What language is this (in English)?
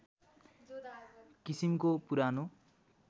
Nepali